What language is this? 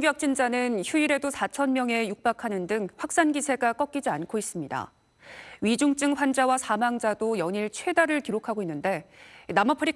Korean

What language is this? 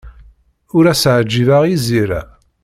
Kabyle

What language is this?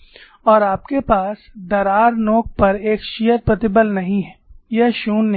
Hindi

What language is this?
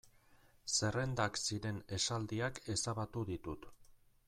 Basque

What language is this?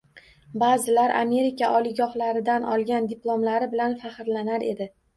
Uzbek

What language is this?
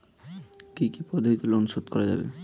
Bangla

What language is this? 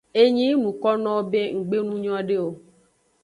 Aja (Benin)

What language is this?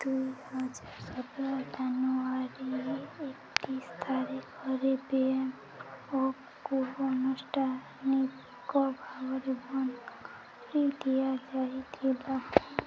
Odia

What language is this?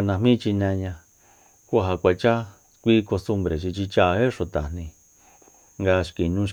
Soyaltepec Mazatec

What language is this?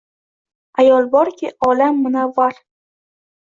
Uzbek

